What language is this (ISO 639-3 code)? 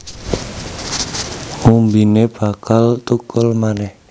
jav